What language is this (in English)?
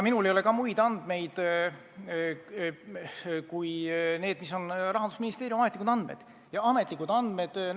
Estonian